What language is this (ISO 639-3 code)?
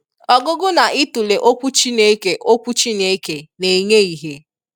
ibo